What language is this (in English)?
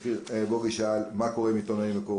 Hebrew